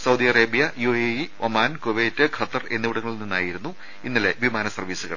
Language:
Malayalam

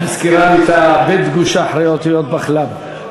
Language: Hebrew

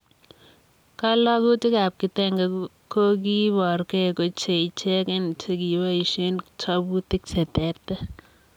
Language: Kalenjin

